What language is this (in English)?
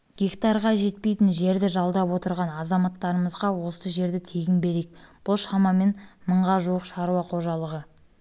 Kazakh